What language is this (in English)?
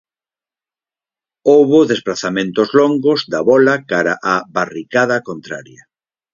Galician